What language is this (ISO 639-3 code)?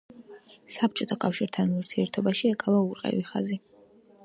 kat